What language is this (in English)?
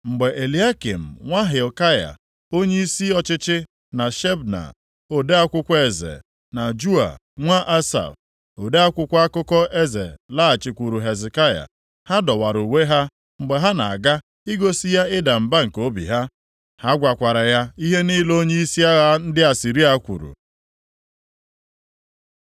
Igbo